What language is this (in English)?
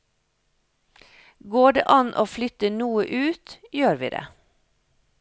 Norwegian